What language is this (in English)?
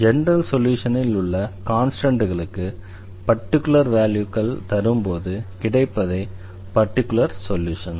Tamil